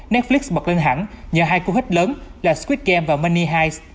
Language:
Vietnamese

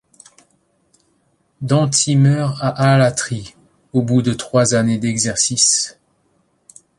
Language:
French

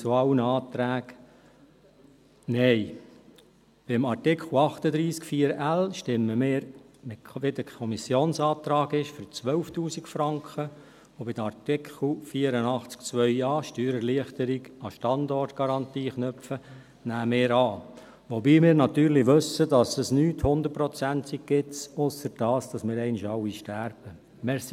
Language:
Swiss German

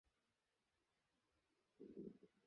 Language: Bangla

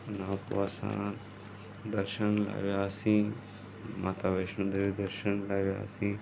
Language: Sindhi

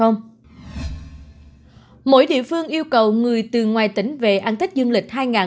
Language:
Vietnamese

